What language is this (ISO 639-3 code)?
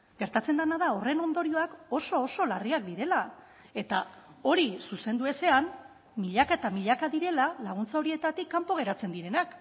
eus